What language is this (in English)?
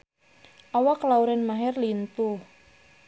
Sundanese